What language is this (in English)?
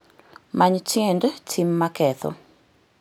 Luo (Kenya and Tanzania)